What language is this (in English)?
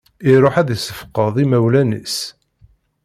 Kabyle